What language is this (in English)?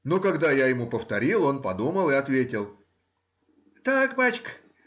Russian